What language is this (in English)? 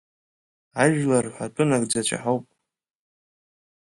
Abkhazian